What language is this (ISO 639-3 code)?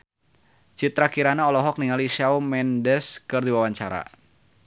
sun